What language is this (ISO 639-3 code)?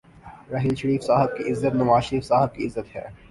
urd